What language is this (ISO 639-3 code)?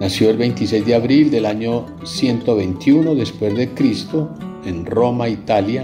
spa